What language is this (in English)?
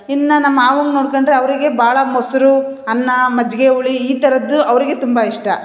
Kannada